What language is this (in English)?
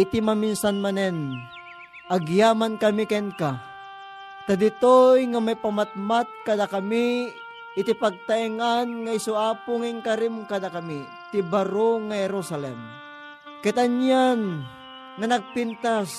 Filipino